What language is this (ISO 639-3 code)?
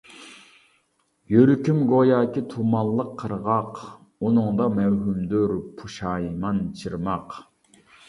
uig